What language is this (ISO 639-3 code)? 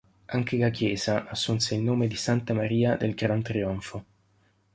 ita